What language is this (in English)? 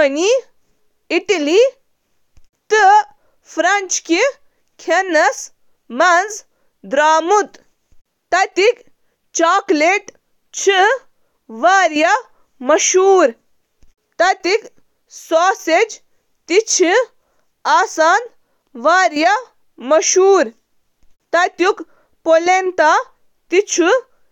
Kashmiri